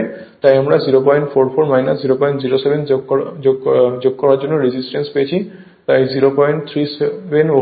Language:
Bangla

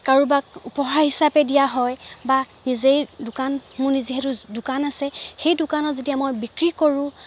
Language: Assamese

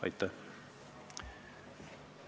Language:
Estonian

